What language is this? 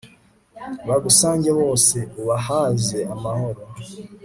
Kinyarwanda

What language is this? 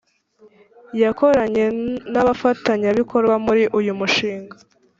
Kinyarwanda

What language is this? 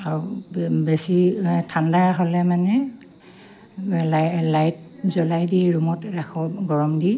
Assamese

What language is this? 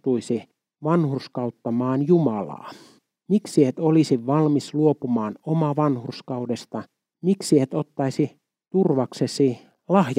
Finnish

